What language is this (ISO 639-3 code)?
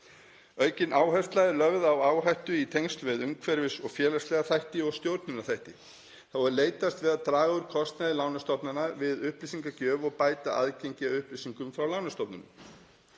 isl